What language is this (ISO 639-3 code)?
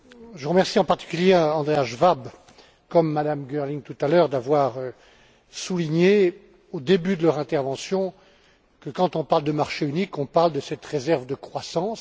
fra